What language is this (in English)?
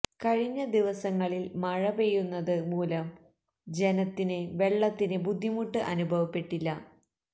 Malayalam